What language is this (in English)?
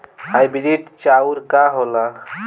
Bhojpuri